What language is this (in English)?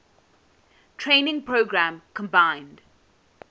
English